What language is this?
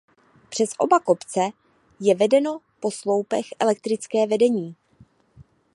Czech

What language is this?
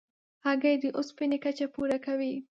Pashto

